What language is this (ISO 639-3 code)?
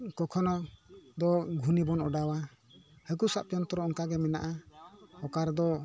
sat